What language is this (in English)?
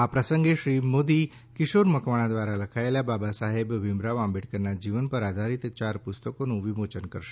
Gujarati